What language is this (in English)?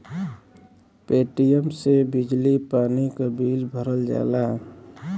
Bhojpuri